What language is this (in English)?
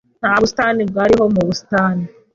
Kinyarwanda